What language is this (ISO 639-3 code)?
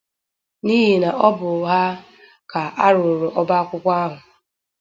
ibo